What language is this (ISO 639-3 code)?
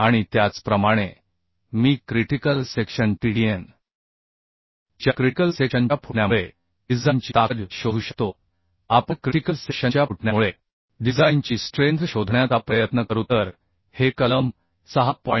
mar